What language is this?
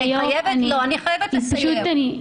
Hebrew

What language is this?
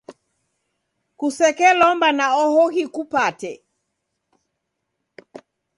Taita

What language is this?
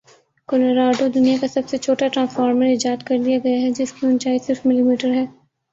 Urdu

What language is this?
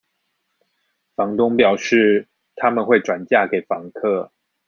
Chinese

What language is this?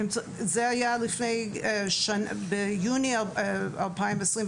Hebrew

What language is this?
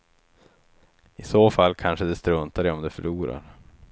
Swedish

